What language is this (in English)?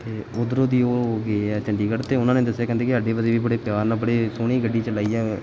Punjabi